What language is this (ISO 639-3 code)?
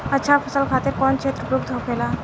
bho